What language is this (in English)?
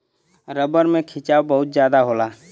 Bhojpuri